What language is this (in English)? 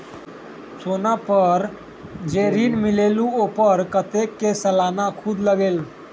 Magahi